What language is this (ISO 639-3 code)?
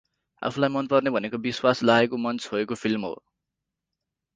nep